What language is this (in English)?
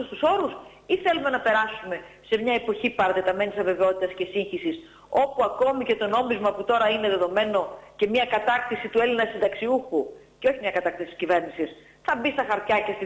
Greek